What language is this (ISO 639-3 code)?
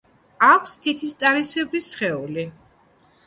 kat